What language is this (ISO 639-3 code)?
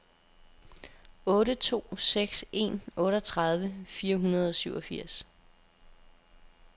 dan